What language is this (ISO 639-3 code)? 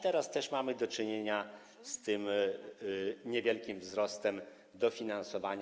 pol